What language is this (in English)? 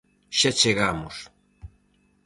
Galician